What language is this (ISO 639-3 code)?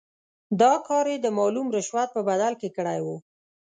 pus